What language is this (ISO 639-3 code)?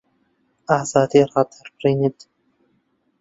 ckb